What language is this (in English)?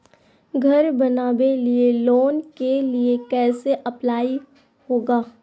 Magahi